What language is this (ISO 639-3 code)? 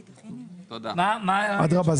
heb